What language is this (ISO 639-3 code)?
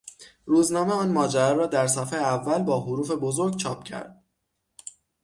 fas